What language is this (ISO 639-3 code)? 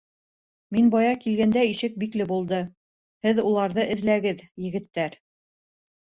bak